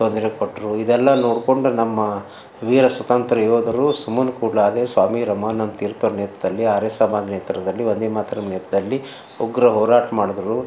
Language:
Kannada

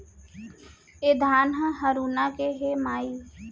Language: Chhattisgarhi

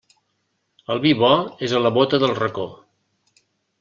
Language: Catalan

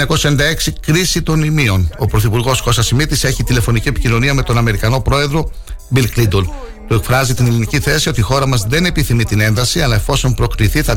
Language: Greek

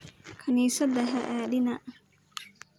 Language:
Somali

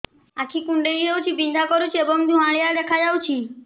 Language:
Odia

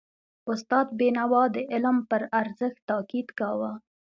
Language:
Pashto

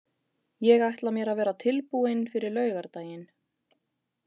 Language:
Icelandic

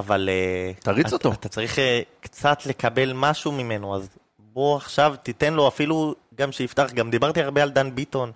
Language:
Hebrew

